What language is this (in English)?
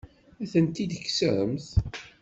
Kabyle